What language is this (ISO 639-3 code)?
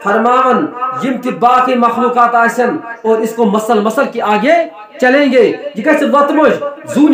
tur